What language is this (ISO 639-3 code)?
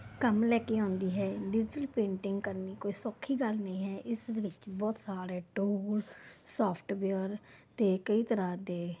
pan